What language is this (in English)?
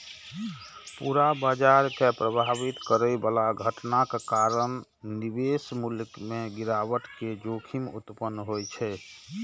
Maithili